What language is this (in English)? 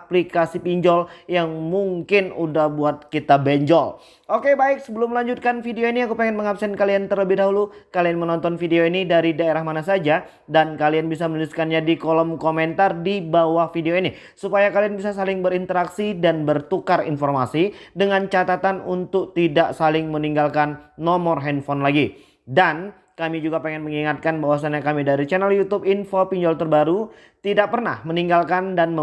Indonesian